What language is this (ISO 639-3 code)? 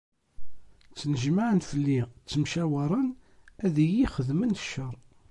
kab